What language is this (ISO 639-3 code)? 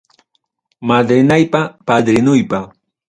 quy